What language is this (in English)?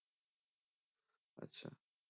Punjabi